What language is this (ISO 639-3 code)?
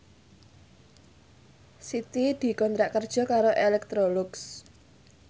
jav